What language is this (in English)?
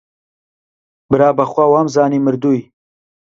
Central Kurdish